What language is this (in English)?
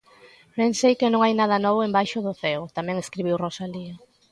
Galician